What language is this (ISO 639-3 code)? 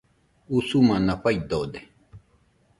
hux